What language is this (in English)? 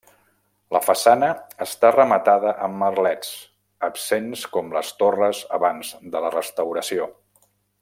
Catalan